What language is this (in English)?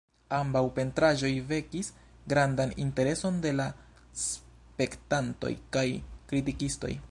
Esperanto